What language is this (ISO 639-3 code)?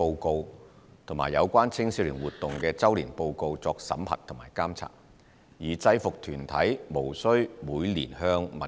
yue